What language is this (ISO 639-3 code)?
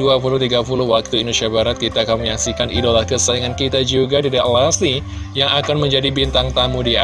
ind